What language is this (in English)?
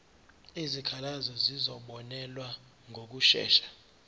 Zulu